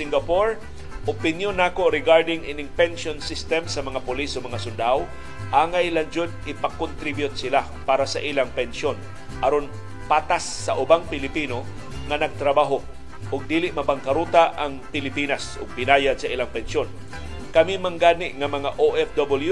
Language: Filipino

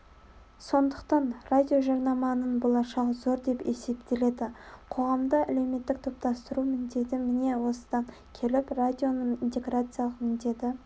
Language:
Kazakh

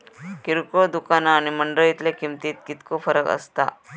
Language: Marathi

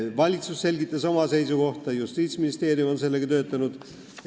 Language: Estonian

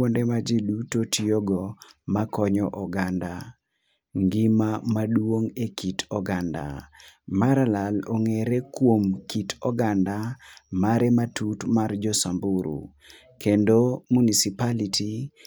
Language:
Luo (Kenya and Tanzania)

